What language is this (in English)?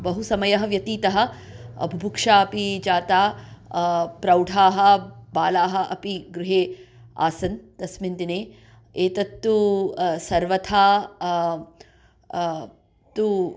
Sanskrit